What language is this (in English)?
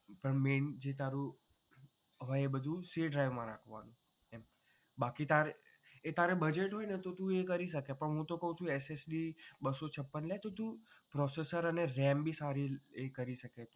Gujarati